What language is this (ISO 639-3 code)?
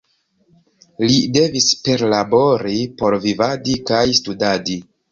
epo